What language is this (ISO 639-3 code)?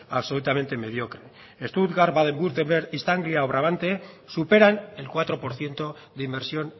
spa